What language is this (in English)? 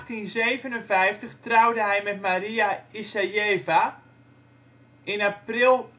Dutch